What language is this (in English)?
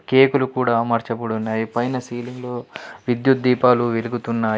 Telugu